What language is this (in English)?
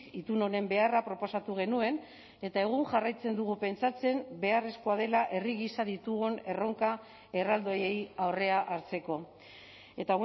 Basque